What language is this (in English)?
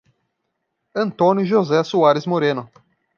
Portuguese